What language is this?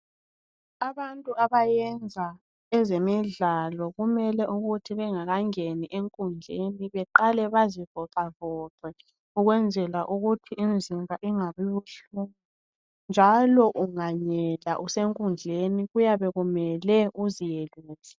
North Ndebele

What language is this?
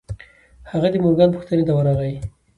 Pashto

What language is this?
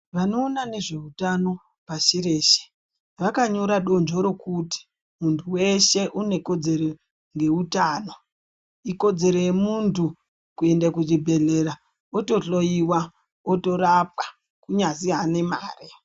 Ndau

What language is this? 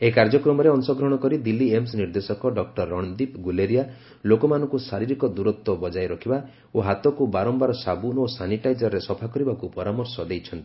Odia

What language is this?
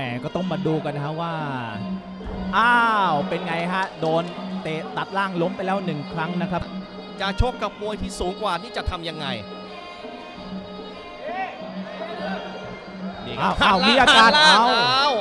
Thai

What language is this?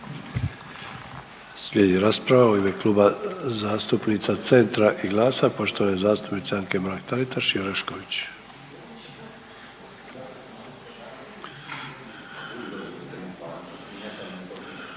Croatian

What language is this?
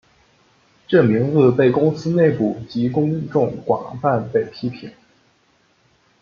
Chinese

